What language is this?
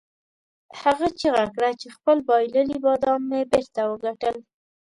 Pashto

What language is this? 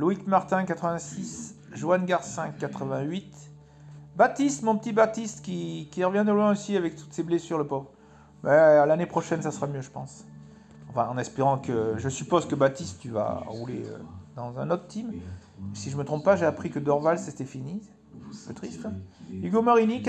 French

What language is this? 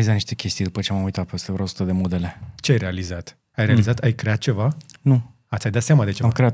Romanian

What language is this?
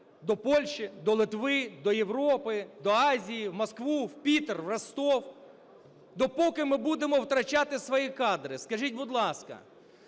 Ukrainian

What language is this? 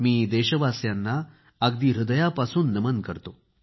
Marathi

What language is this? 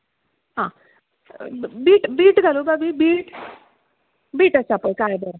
Konkani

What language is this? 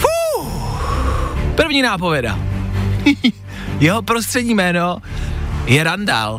Czech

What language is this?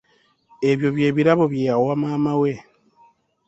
Ganda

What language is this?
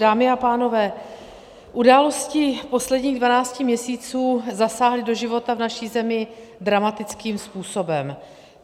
Czech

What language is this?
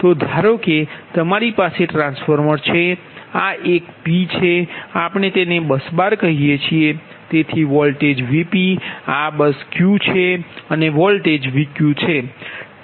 Gujarati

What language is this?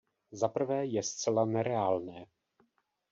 Czech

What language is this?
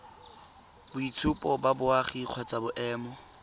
Tswana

